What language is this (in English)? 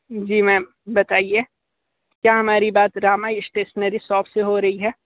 Hindi